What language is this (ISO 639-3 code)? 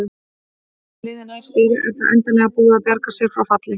isl